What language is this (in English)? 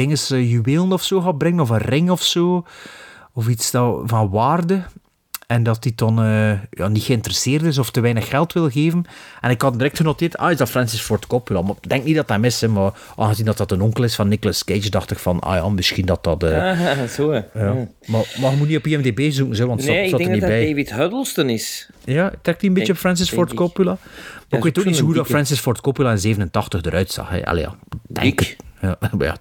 Dutch